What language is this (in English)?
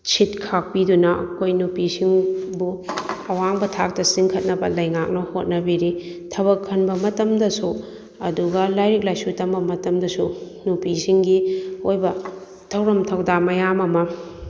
Manipuri